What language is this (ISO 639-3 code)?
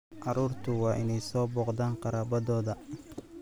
som